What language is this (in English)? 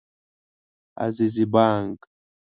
Pashto